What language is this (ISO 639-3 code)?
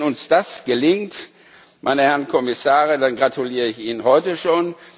deu